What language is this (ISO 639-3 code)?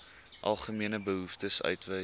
afr